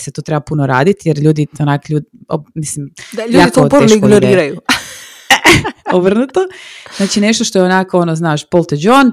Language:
Croatian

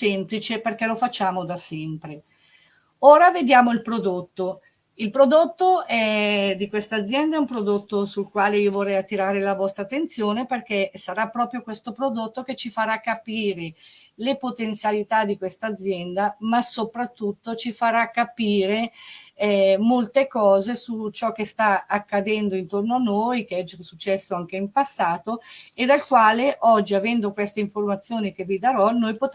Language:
Italian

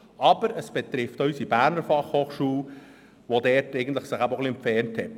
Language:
Swiss German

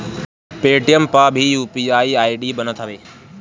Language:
Bhojpuri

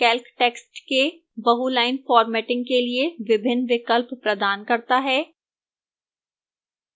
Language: Hindi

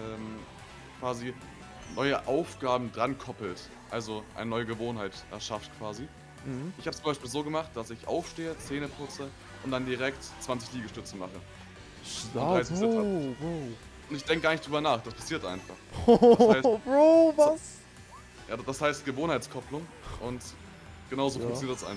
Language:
German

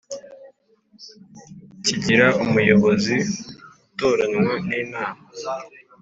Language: Kinyarwanda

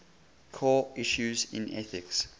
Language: English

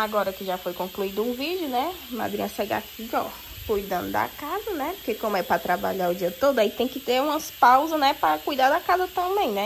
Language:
Portuguese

